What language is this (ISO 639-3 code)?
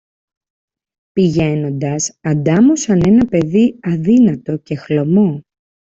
ell